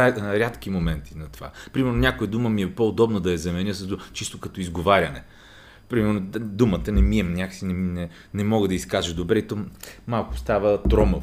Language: Bulgarian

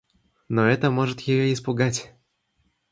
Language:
Russian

